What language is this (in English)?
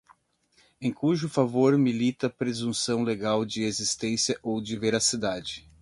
Portuguese